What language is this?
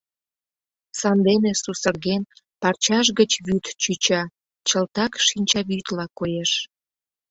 Mari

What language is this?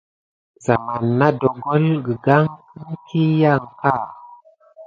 Gidar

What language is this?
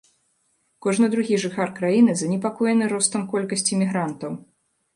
Belarusian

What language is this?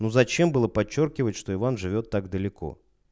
Russian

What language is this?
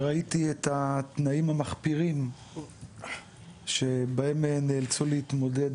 Hebrew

